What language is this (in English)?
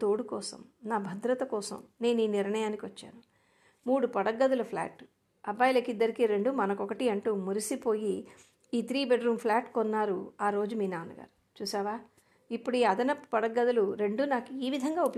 Telugu